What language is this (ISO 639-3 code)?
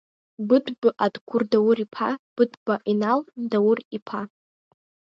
abk